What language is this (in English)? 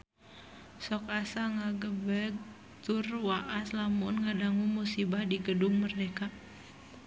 Sundanese